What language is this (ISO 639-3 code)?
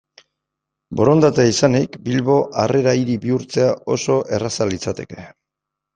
eus